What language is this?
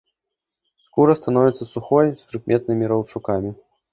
Belarusian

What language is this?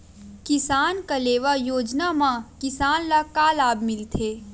Chhattisgarhi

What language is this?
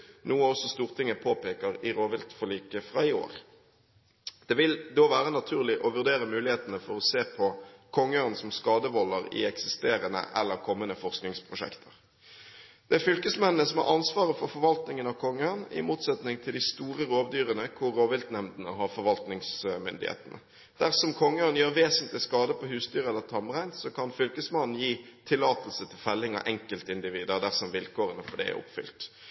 Norwegian Bokmål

